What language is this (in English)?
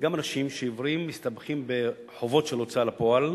Hebrew